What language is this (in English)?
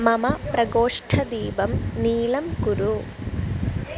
Sanskrit